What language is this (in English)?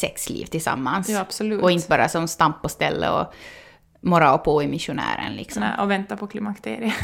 Swedish